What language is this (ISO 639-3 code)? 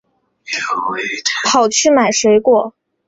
zho